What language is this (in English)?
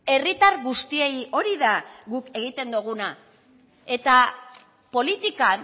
Basque